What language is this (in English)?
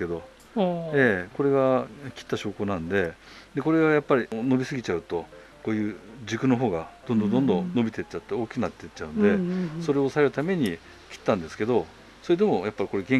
Japanese